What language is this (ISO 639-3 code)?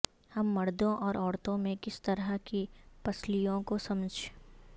urd